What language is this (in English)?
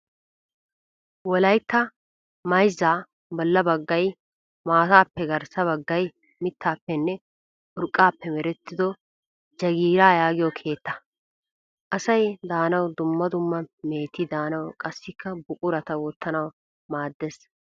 Wolaytta